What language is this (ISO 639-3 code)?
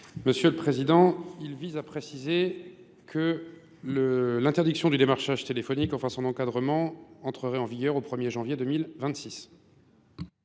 fra